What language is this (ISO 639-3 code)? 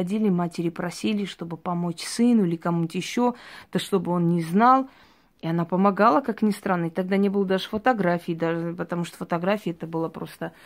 rus